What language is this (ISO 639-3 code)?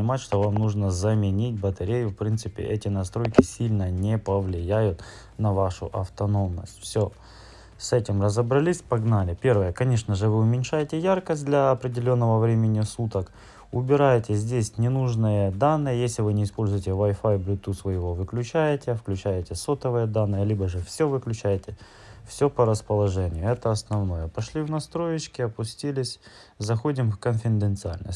rus